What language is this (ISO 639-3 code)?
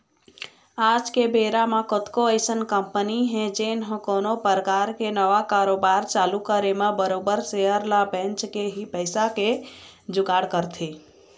hne